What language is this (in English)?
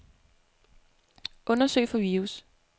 Danish